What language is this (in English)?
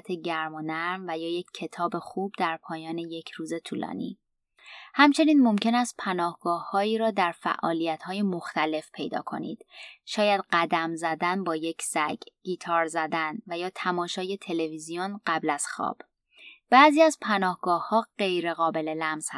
Persian